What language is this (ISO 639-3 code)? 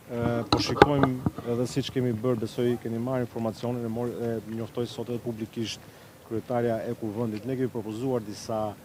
ron